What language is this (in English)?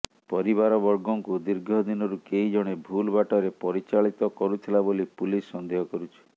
Odia